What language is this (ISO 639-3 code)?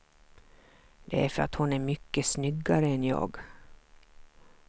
swe